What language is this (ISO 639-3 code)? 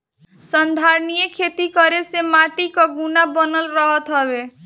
bho